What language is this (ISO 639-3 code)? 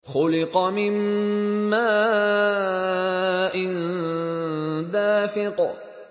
ara